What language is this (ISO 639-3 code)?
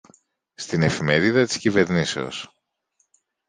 ell